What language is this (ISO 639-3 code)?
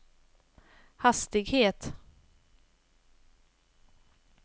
swe